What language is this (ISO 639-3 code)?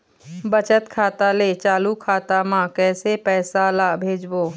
hne